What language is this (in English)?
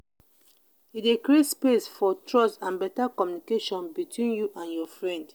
Nigerian Pidgin